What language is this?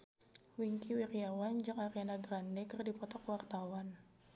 Sundanese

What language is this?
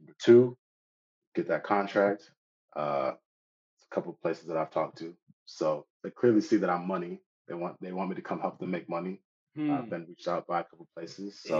English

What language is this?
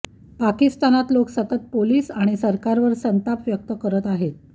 Marathi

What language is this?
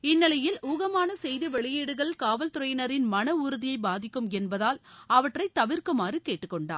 Tamil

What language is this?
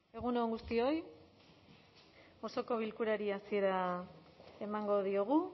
Basque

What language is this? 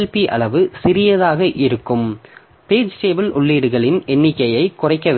Tamil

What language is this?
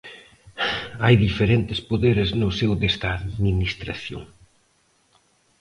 Galician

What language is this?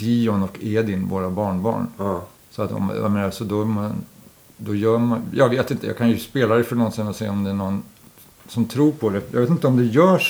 Swedish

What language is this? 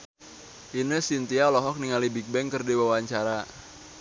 Sundanese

